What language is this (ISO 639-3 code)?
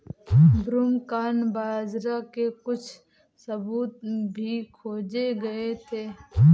hin